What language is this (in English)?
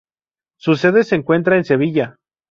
Spanish